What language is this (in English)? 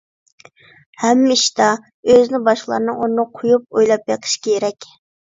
Uyghur